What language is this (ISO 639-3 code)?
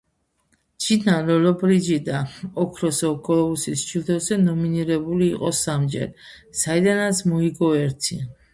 kat